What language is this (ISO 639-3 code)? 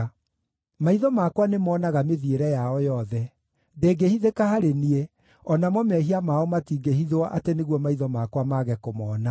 kik